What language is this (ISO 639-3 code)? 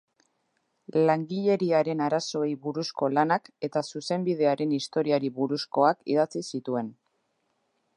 eus